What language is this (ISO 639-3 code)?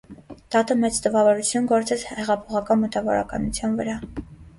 hye